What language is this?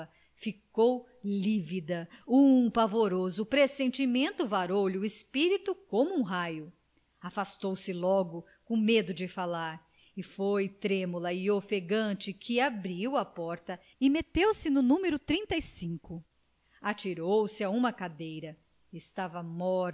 Portuguese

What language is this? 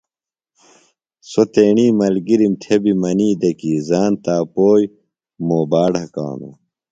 Phalura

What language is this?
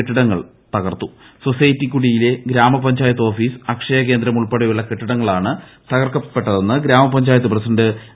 Malayalam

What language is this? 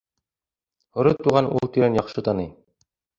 Bashkir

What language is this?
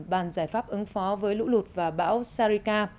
Vietnamese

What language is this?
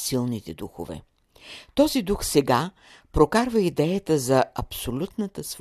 Bulgarian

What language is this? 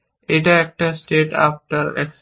Bangla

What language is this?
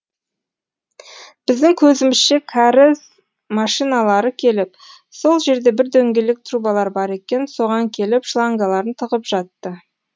Kazakh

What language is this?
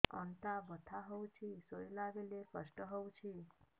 Odia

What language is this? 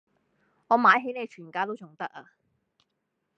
Cantonese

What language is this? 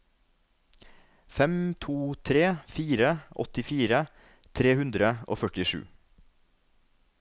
Norwegian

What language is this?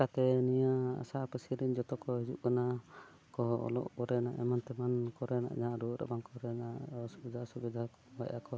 Santali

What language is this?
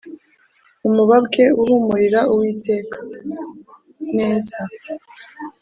Kinyarwanda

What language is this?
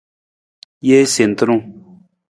Nawdm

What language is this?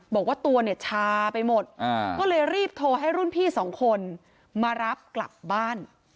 Thai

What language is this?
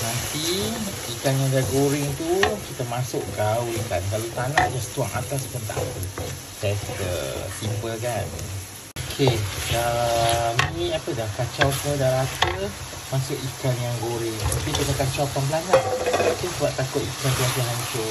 Malay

